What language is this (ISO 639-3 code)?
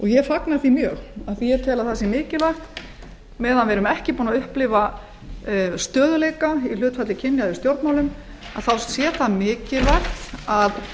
isl